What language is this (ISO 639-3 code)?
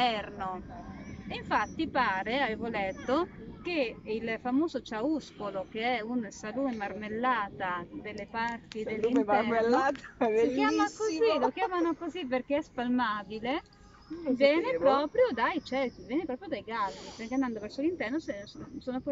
ita